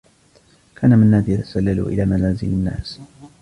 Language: Arabic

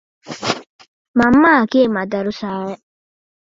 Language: Divehi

